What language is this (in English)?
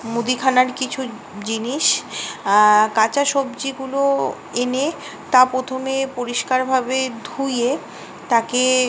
Bangla